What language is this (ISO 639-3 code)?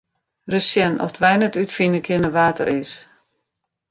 fry